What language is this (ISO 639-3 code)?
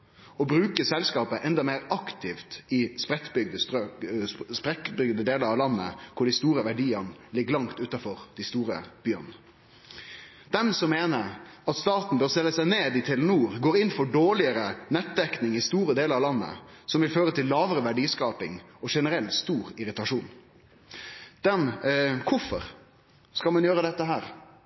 nno